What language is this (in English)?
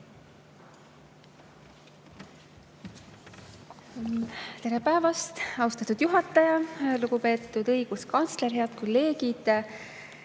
Estonian